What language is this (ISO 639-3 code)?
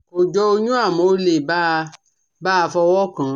yor